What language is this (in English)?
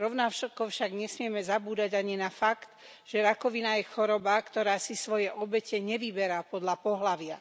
Slovak